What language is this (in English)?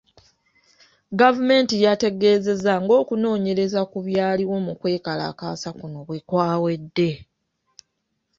Ganda